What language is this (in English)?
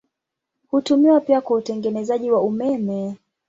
Swahili